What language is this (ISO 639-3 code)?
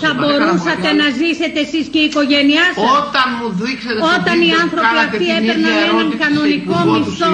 ell